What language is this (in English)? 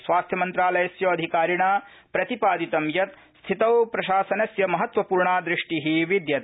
Sanskrit